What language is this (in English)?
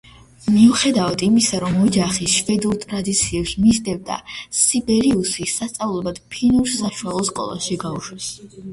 Georgian